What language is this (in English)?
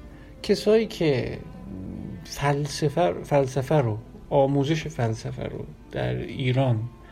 Persian